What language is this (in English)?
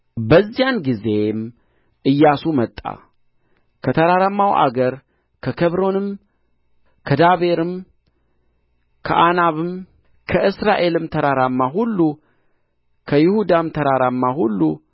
Amharic